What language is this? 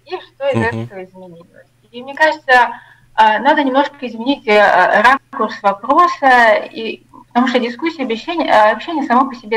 Russian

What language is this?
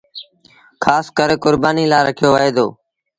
Sindhi Bhil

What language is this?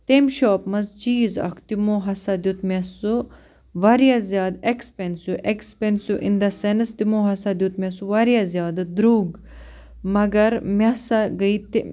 Kashmiri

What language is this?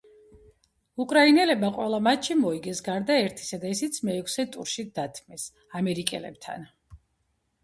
Georgian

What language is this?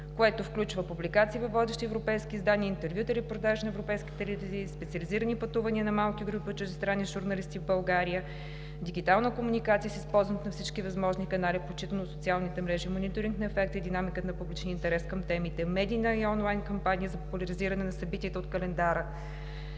Bulgarian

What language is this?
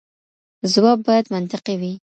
Pashto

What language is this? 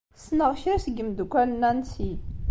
Kabyle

